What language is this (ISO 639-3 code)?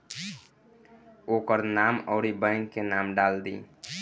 bho